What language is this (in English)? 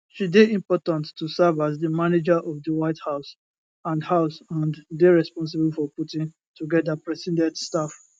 Nigerian Pidgin